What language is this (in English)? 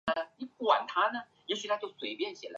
Chinese